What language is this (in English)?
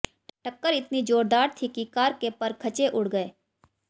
Hindi